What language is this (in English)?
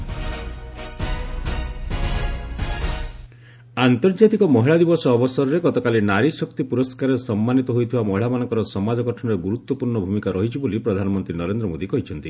Odia